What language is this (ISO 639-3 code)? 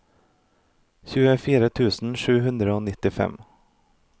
nor